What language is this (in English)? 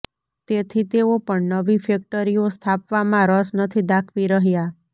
Gujarati